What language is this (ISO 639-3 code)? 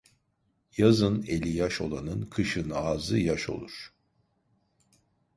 tur